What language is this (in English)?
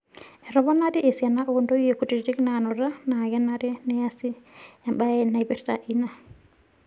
Masai